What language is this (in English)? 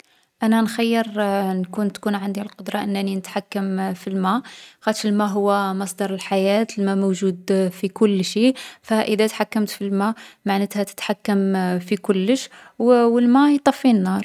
Algerian Arabic